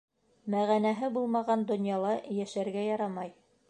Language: Bashkir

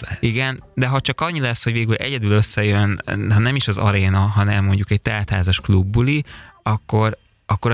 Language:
Hungarian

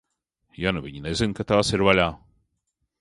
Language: Latvian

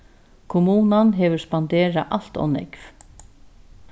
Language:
Faroese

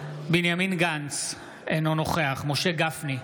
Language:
Hebrew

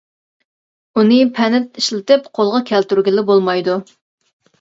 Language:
Uyghur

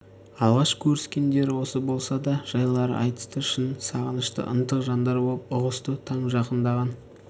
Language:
Kazakh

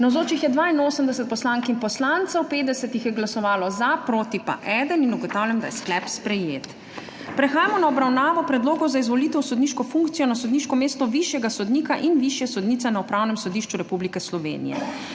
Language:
Slovenian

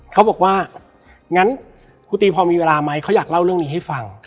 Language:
Thai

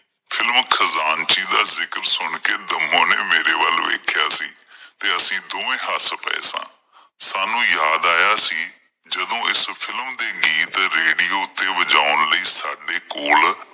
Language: Punjabi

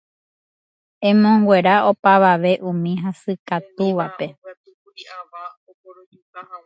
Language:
Guarani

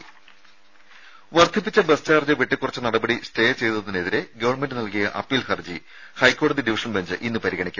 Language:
Malayalam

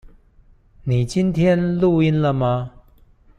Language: Chinese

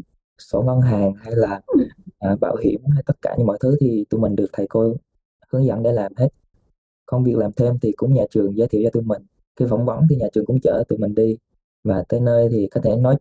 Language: Vietnamese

